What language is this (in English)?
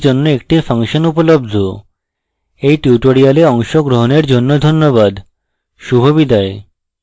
Bangla